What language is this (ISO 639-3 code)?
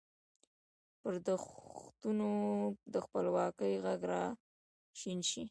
pus